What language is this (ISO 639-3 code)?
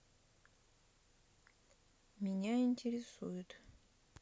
rus